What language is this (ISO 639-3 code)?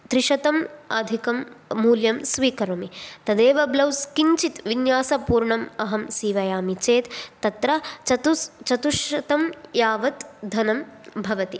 san